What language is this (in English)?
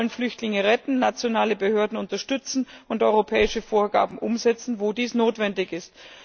German